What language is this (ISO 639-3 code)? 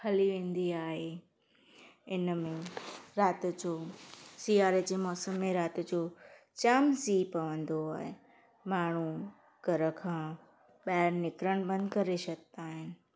snd